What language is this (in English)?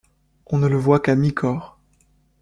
French